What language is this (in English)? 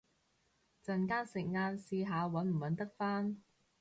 Cantonese